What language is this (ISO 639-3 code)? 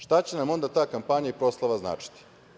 srp